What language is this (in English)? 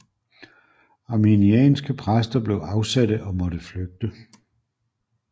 Danish